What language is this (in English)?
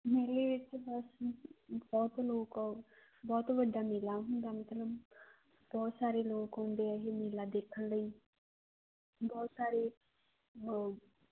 Punjabi